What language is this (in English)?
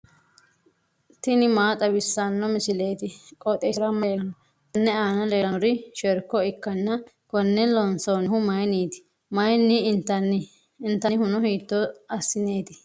Sidamo